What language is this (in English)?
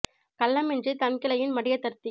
Tamil